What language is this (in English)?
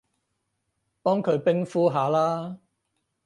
Cantonese